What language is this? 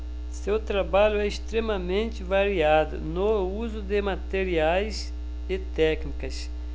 Portuguese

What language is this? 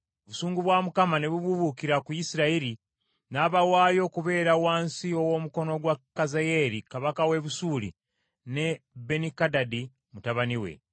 Ganda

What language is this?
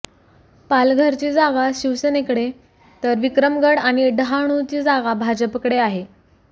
Marathi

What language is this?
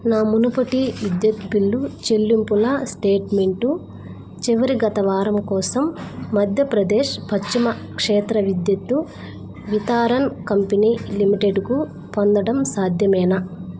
Telugu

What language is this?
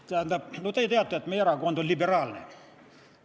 Estonian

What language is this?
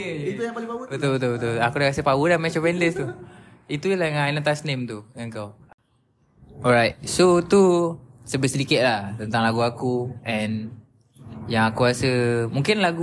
Malay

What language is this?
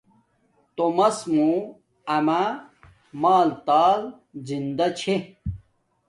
Domaaki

